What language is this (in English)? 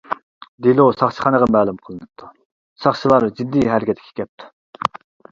Uyghur